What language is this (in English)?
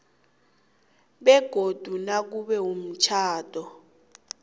South Ndebele